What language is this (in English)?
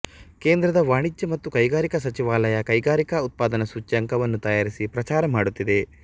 Kannada